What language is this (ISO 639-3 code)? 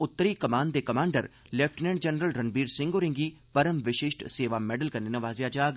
doi